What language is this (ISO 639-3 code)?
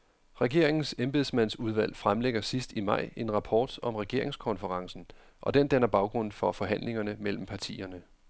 dan